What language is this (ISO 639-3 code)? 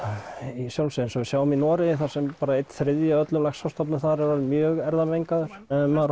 isl